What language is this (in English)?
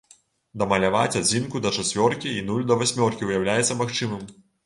Belarusian